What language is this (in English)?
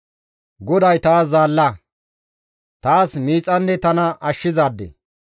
Gamo